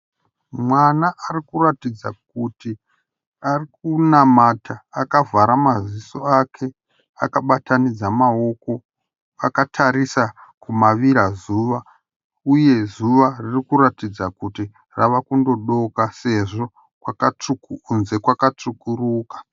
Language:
Shona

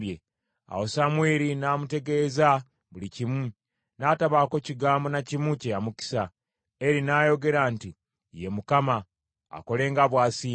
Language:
Ganda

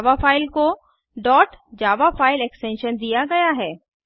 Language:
Hindi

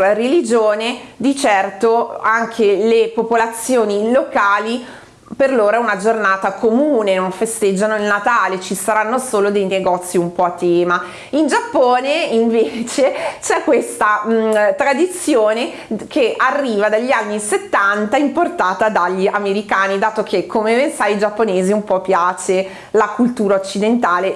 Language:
Italian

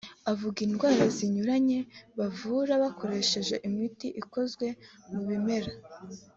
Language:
Kinyarwanda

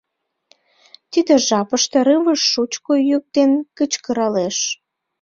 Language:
Mari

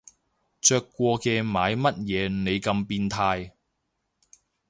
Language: Cantonese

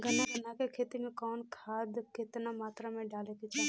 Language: Bhojpuri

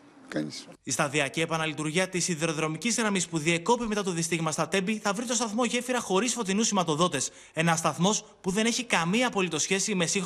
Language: Greek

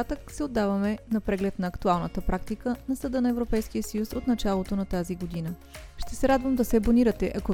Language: Bulgarian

